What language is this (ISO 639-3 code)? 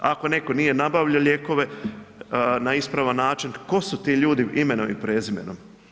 hrv